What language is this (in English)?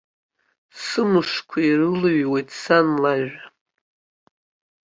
Abkhazian